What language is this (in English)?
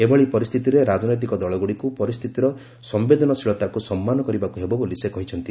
Odia